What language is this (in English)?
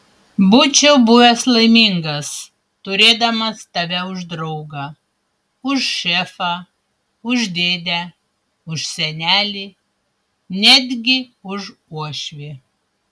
Lithuanian